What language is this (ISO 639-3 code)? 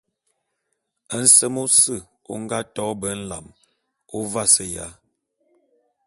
bum